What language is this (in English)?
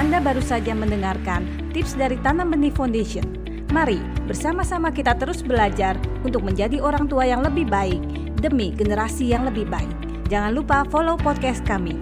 Indonesian